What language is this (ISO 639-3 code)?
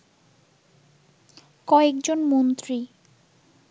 ben